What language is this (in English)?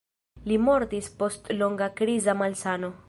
Esperanto